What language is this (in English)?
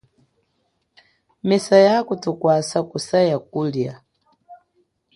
Chokwe